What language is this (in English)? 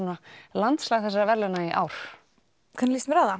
Icelandic